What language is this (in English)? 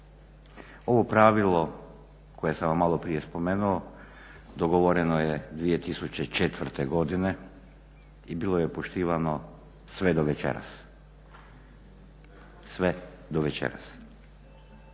Croatian